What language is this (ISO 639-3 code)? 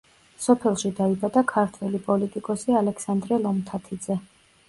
kat